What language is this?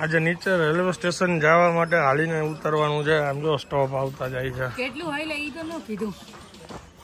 Gujarati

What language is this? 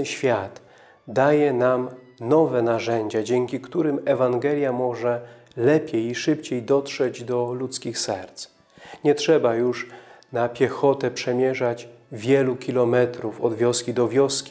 Polish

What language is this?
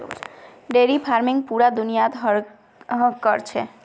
Magahi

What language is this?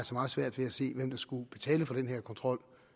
Danish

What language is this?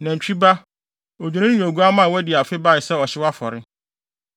Akan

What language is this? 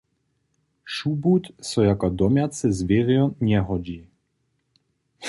Upper Sorbian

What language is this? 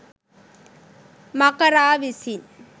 Sinhala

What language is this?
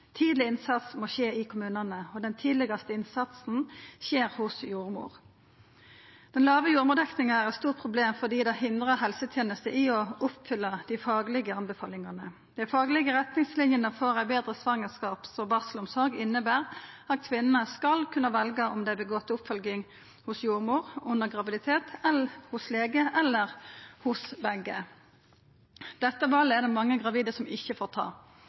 Norwegian Nynorsk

